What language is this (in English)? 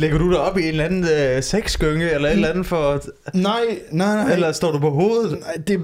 Danish